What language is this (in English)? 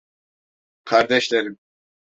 Turkish